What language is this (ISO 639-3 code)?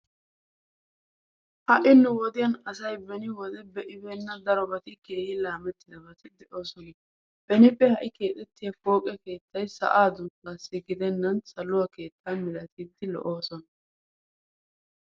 wal